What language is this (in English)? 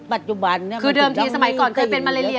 Thai